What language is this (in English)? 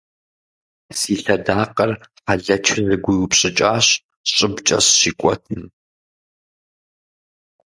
Kabardian